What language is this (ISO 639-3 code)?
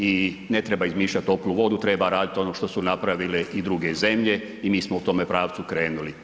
hrv